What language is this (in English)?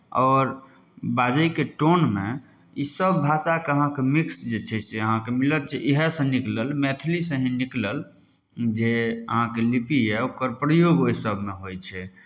Maithili